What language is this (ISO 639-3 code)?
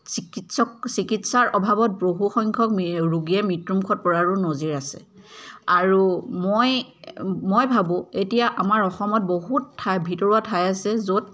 asm